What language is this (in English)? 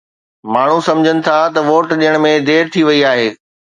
Sindhi